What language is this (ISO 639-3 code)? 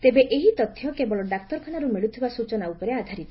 ori